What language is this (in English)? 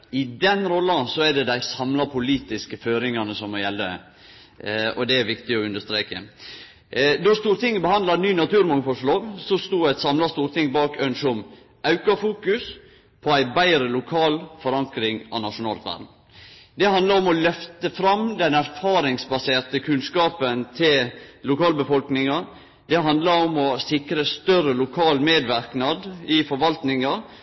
Norwegian Nynorsk